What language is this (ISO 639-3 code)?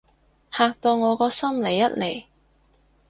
yue